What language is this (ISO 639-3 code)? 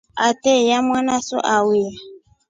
rof